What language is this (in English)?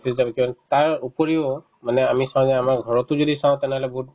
Assamese